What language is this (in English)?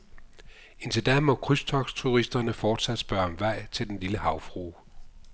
Danish